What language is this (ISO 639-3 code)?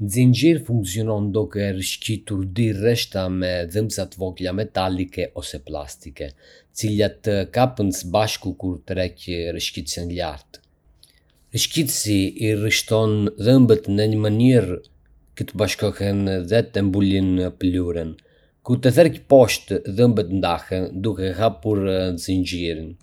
aae